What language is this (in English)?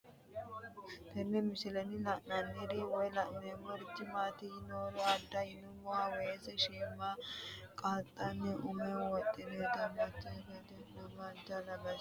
Sidamo